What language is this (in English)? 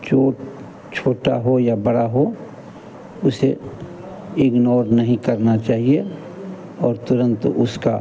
Hindi